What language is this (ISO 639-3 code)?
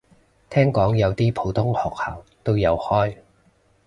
yue